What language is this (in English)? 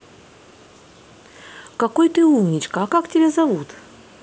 Russian